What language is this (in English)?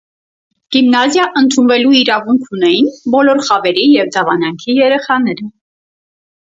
Armenian